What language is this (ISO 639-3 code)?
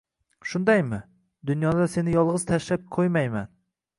uzb